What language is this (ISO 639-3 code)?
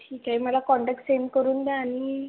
mar